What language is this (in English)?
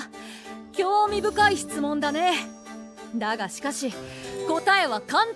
Japanese